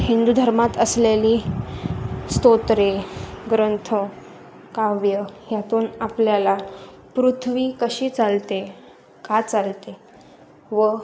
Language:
Marathi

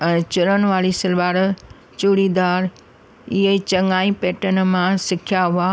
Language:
Sindhi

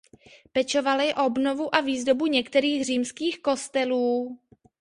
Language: Czech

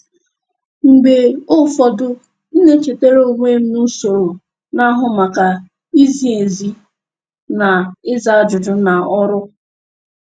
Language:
Igbo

